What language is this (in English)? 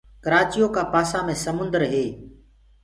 Gurgula